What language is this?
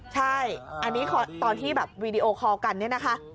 Thai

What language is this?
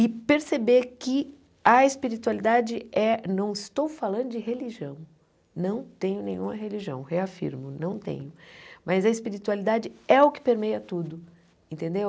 Portuguese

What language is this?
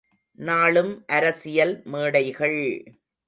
Tamil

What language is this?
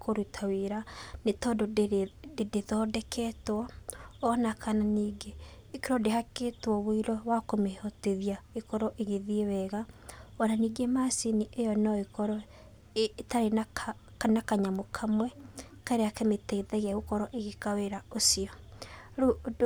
Kikuyu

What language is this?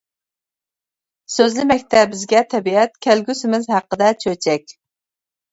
Uyghur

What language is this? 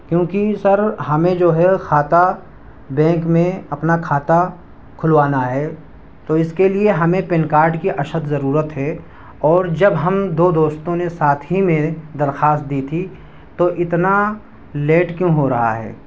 Urdu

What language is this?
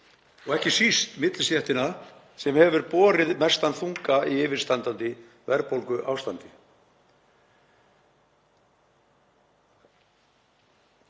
Icelandic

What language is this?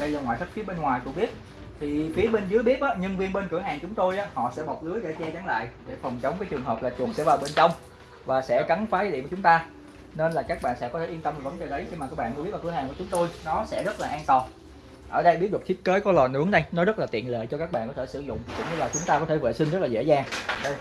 Vietnamese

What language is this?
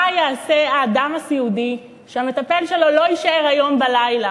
Hebrew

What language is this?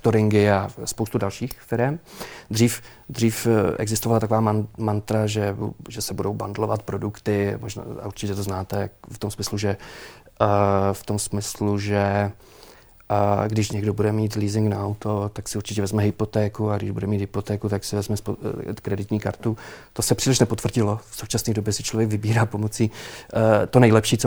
Czech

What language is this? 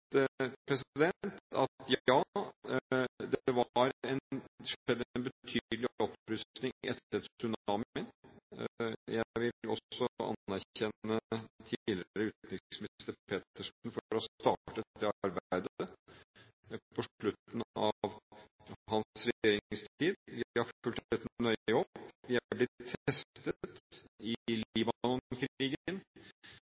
Norwegian Bokmål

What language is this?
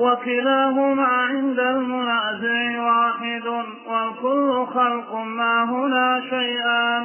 Arabic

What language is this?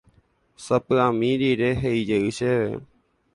Guarani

